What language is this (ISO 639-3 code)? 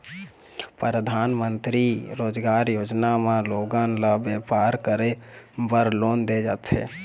hne